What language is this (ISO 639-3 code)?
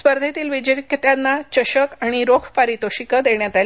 mar